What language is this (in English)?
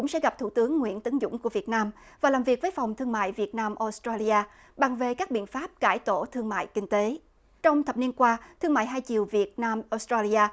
Vietnamese